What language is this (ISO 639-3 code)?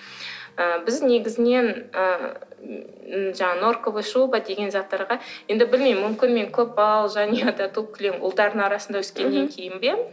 kaz